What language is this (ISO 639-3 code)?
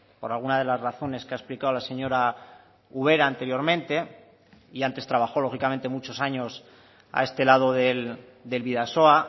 spa